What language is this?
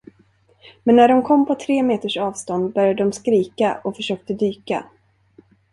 Swedish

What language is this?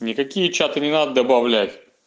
Russian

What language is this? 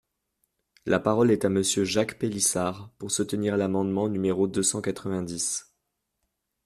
French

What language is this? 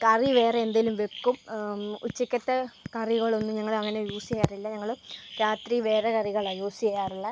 Malayalam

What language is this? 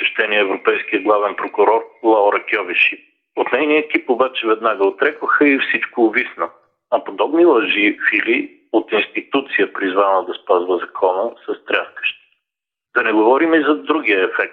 Bulgarian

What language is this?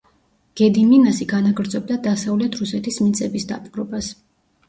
Georgian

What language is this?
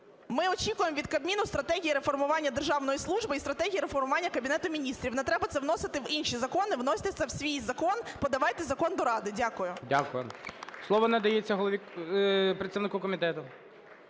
Ukrainian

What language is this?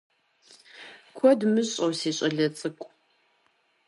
Kabardian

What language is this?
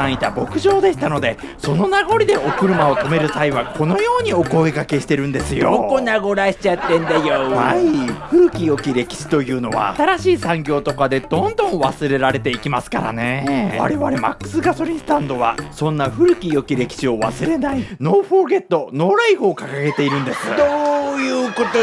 Japanese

